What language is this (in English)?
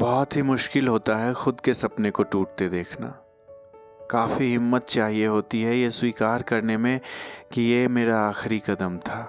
Hindi